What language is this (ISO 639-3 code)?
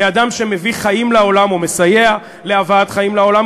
heb